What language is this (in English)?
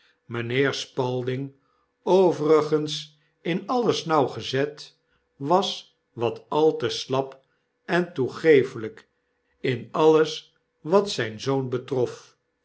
Dutch